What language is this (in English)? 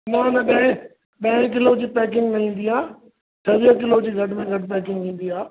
Sindhi